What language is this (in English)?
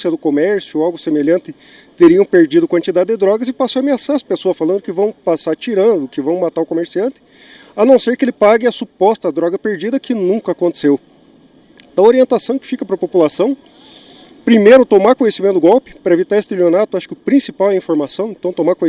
Portuguese